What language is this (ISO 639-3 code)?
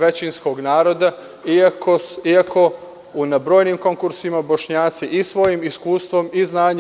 srp